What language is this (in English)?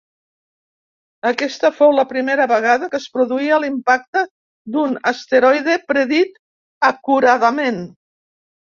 Catalan